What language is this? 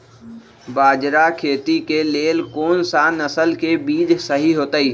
Magahi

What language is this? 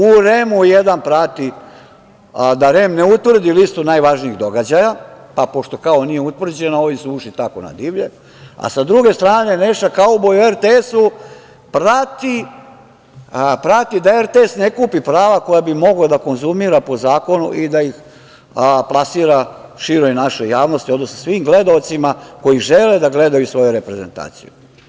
Serbian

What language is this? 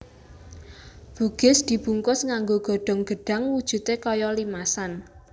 Javanese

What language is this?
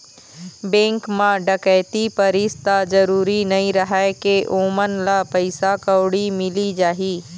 Chhattisgarhi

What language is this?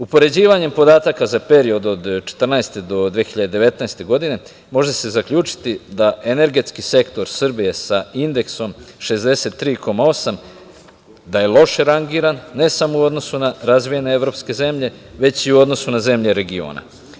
Serbian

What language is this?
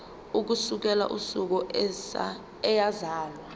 Zulu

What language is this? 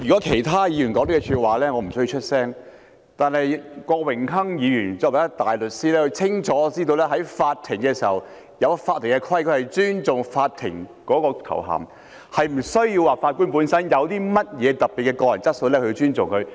Cantonese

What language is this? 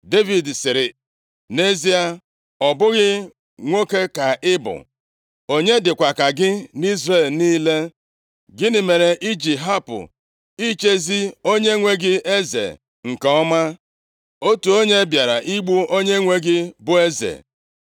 Igbo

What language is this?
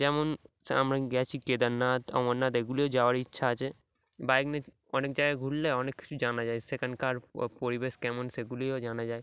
Bangla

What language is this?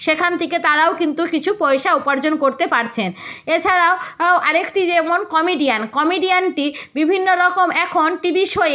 Bangla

